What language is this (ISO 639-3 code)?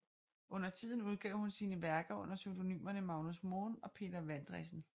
dan